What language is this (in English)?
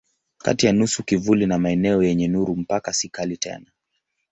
Swahili